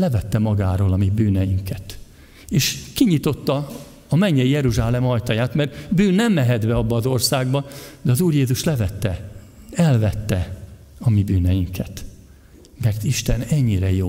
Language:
Hungarian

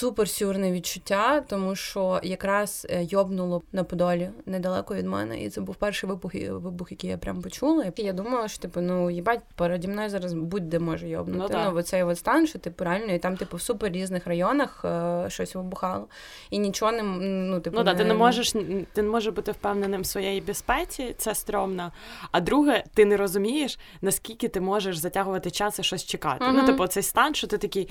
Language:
Ukrainian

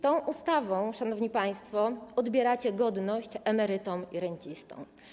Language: Polish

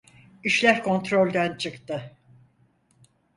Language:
Turkish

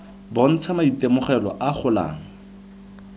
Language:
Tswana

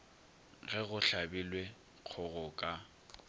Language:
Northern Sotho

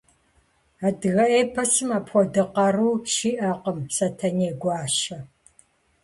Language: Kabardian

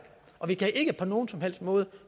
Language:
Danish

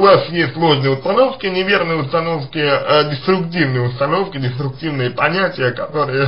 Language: Russian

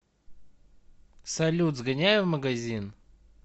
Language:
Russian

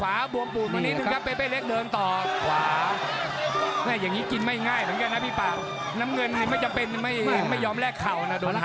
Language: Thai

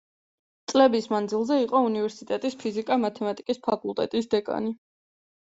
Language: Georgian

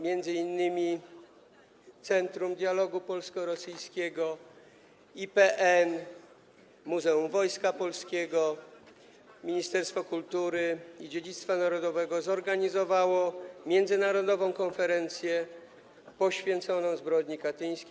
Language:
Polish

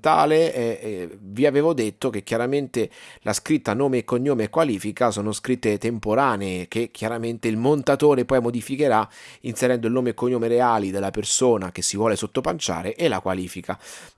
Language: Italian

